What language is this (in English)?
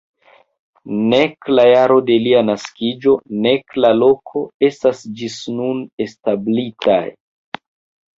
Esperanto